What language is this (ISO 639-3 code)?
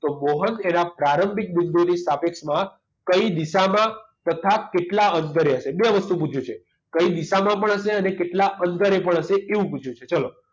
guj